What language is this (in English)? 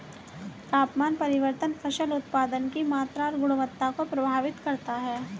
Hindi